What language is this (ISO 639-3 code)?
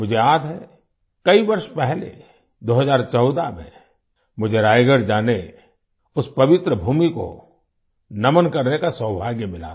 hin